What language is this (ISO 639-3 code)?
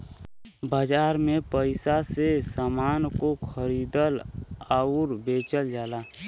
bho